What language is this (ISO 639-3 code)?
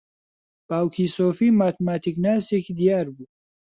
ckb